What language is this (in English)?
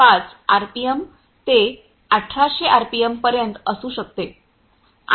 Marathi